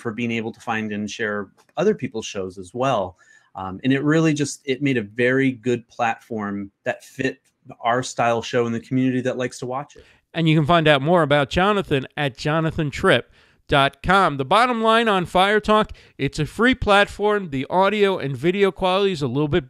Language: English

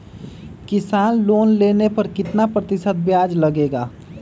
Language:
Magahi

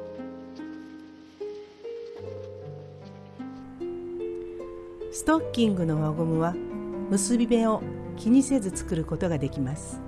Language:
Japanese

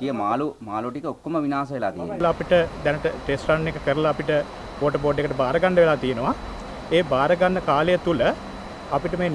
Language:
Indonesian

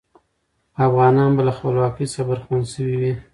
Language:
Pashto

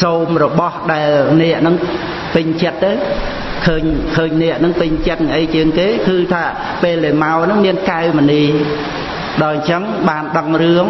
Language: Khmer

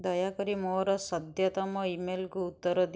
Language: Odia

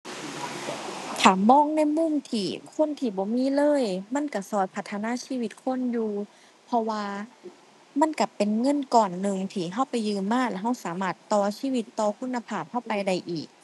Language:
Thai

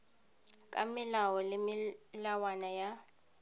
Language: Tswana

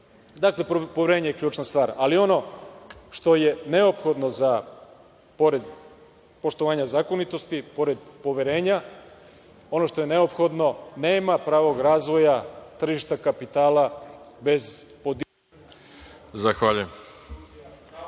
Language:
Serbian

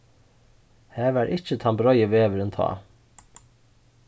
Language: Faroese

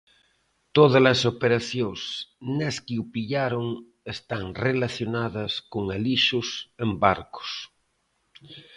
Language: Galician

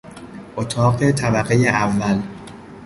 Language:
Persian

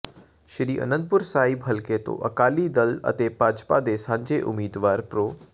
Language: Punjabi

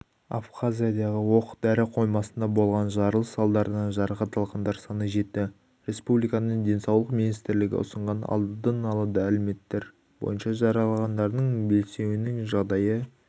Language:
Kazakh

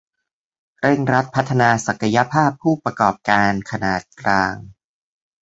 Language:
Thai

